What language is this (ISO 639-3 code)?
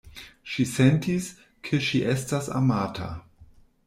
epo